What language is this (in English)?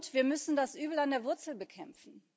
German